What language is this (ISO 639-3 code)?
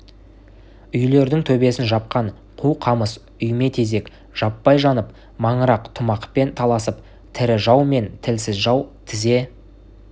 kaz